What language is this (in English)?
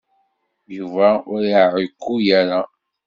Kabyle